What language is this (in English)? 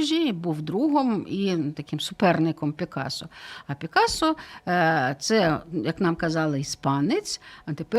Ukrainian